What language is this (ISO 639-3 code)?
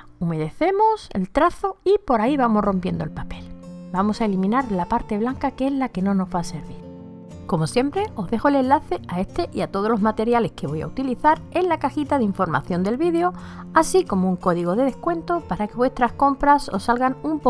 spa